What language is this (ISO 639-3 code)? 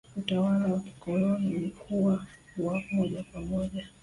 swa